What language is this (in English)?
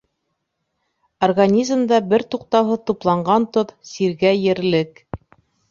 Bashkir